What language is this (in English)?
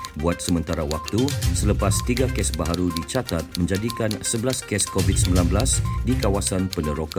Malay